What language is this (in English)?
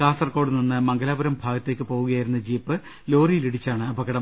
Malayalam